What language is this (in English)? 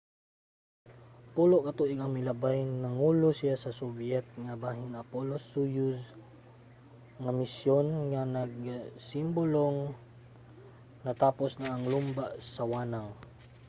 Cebuano